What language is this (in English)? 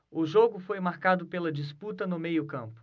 Portuguese